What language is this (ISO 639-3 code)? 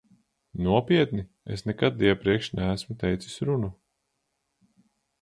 lav